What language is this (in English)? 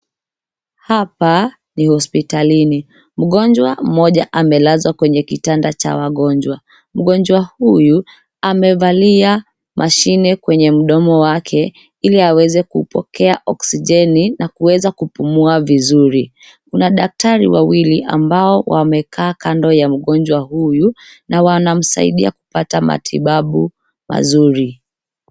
Swahili